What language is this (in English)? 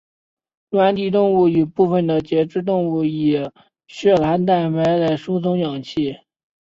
Chinese